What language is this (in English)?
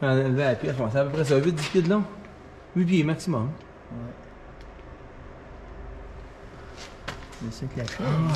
French